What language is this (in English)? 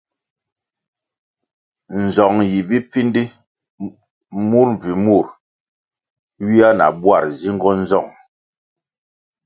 Kwasio